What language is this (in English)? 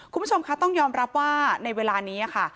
Thai